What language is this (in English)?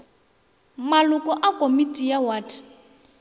Northern Sotho